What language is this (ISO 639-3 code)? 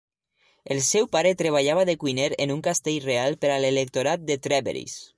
cat